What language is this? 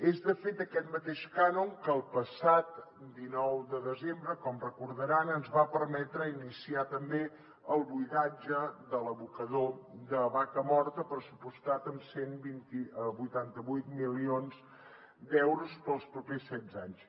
Catalan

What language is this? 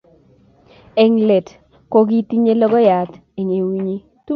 Kalenjin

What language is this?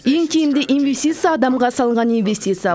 Kazakh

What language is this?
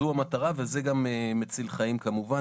Hebrew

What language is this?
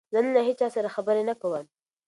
Pashto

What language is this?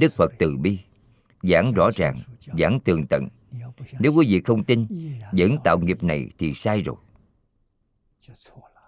Vietnamese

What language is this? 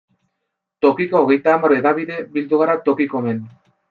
Basque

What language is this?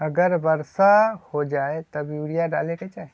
Magahi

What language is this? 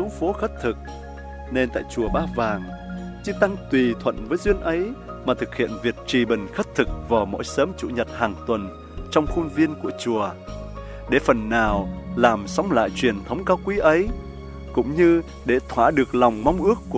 Vietnamese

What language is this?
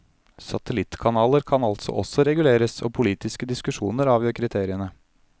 Norwegian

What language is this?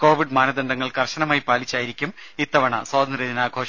Malayalam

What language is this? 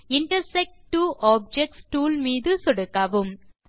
Tamil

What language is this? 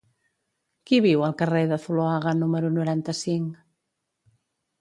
Catalan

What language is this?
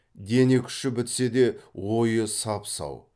Kazakh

